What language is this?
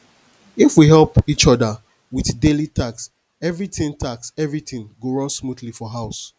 Nigerian Pidgin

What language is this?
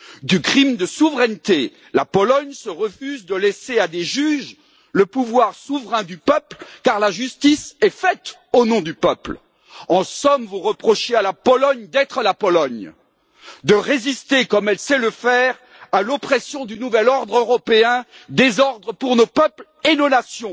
French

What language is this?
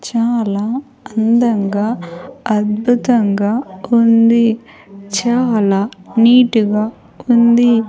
Telugu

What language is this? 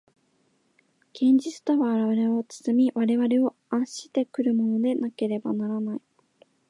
Japanese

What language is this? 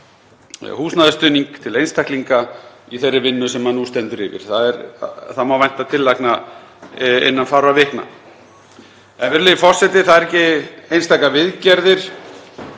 Icelandic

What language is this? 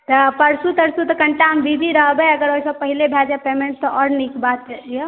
Maithili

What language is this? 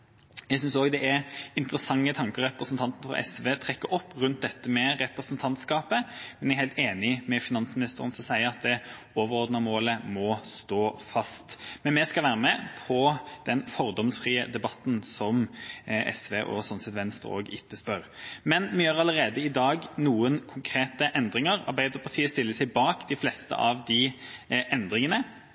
Norwegian Bokmål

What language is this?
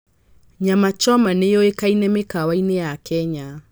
Kikuyu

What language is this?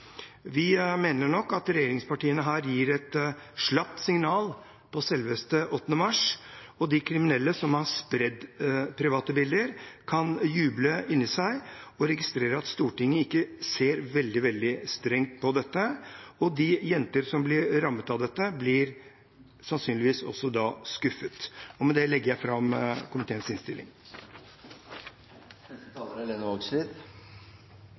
Norwegian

